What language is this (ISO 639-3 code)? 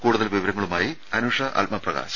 mal